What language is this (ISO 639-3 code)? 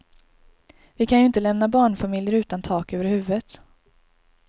swe